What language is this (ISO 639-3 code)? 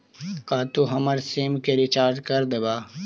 mag